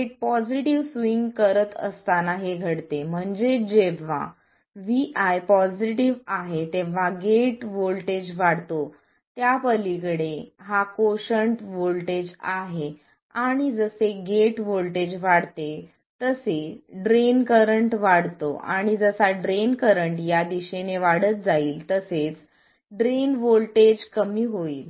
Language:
Marathi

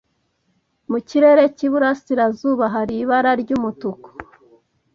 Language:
Kinyarwanda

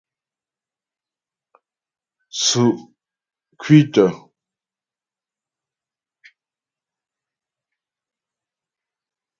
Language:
Ghomala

